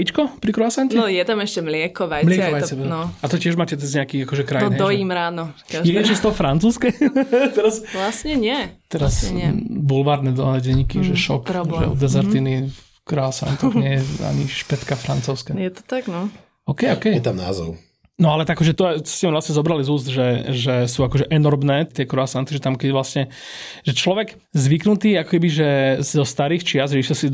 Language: Slovak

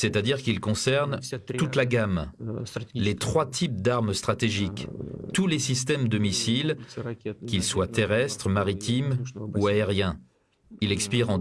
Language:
French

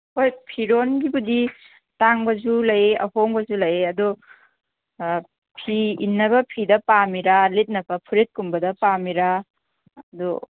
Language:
Manipuri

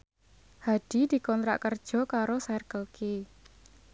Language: Javanese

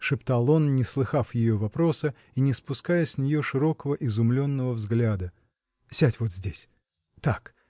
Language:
Russian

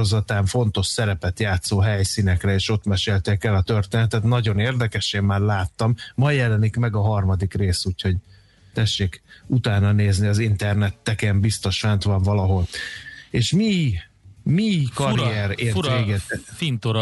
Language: Hungarian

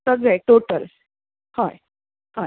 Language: Konkani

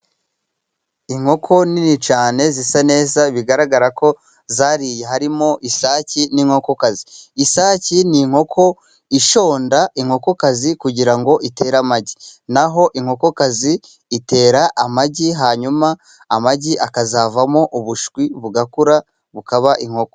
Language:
Kinyarwanda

